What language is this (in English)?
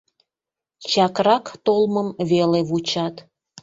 Mari